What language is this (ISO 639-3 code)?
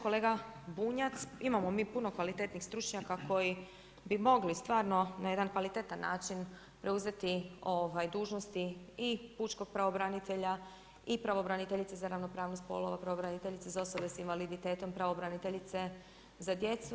hrv